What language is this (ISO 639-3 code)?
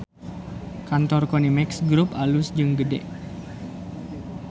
sun